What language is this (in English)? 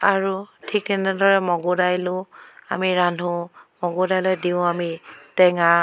Assamese